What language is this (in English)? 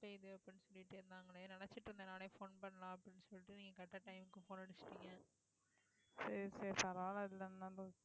Tamil